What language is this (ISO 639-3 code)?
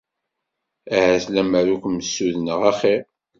kab